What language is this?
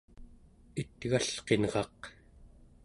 Central Yupik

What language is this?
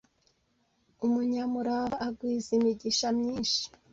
Kinyarwanda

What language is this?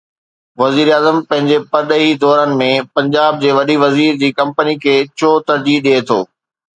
Sindhi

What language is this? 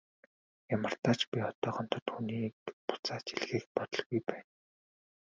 Mongolian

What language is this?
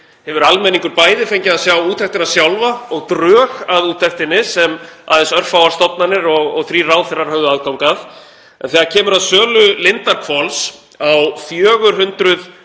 Icelandic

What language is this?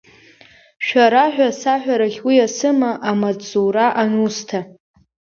Abkhazian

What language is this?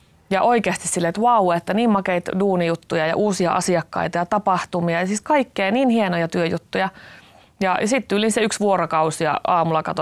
Finnish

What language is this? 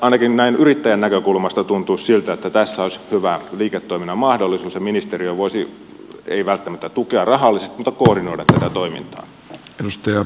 Finnish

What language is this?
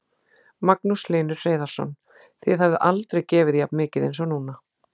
Icelandic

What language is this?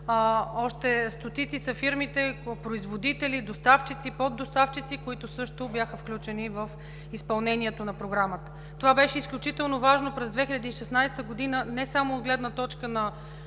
Bulgarian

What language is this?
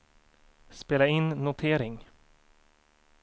Swedish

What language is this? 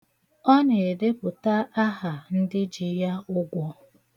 Igbo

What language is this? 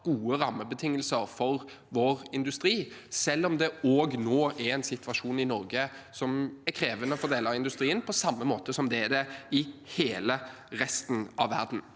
Norwegian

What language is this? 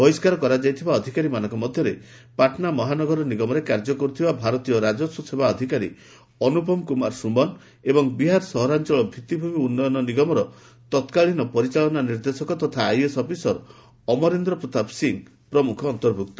Odia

